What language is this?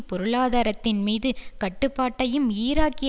Tamil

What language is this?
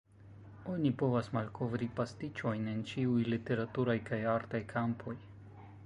Esperanto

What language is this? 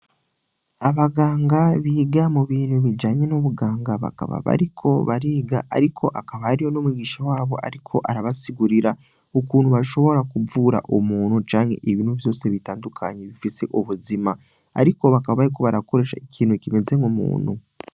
Rundi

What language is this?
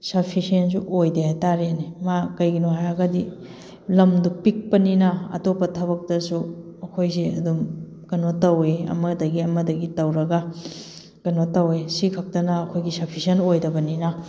Manipuri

